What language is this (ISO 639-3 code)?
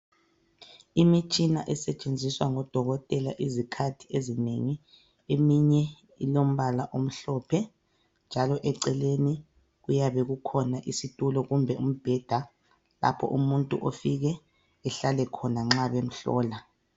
nde